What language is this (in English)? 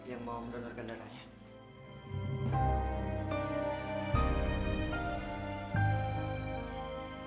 Indonesian